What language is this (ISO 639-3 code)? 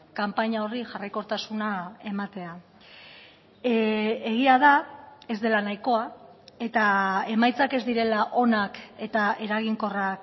eus